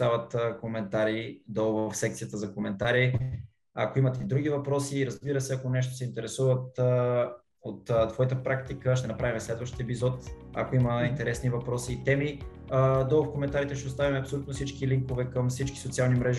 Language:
Bulgarian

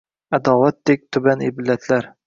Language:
Uzbek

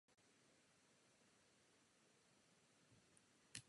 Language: Czech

